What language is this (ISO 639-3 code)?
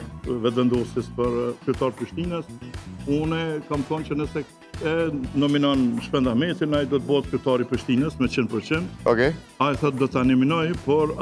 ron